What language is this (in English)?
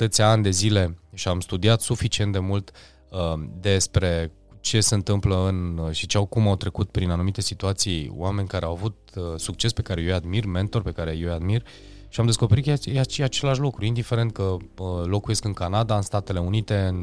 Romanian